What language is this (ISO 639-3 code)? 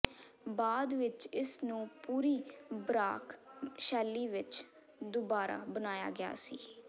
pan